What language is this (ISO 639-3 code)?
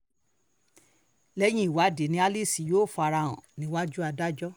yor